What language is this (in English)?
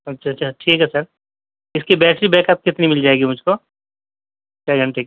Urdu